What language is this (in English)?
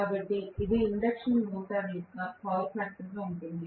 Telugu